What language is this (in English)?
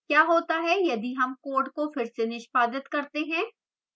Hindi